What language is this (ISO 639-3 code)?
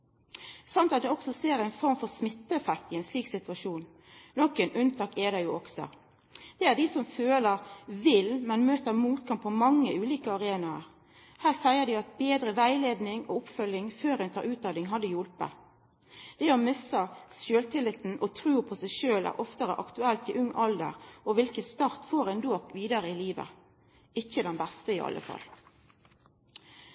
nno